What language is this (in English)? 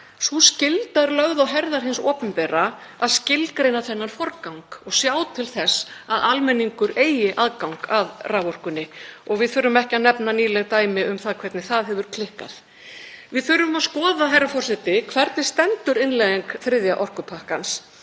Icelandic